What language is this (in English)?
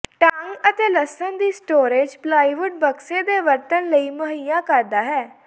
Punjabi